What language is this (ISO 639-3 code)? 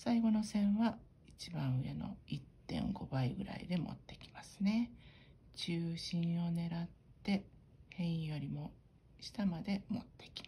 jpn